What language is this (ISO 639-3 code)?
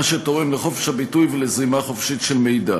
heb